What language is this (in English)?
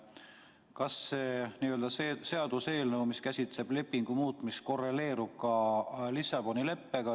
Estonian